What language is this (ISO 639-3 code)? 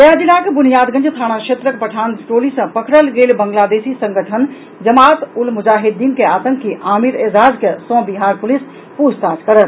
mai